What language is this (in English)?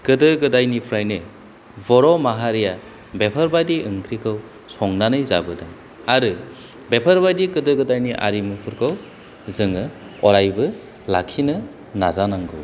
Bodo